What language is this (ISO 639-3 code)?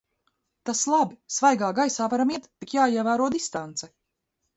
lav